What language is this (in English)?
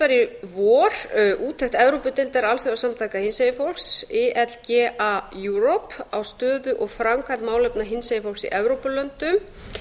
Icelandic